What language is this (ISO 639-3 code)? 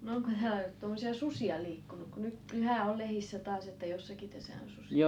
fin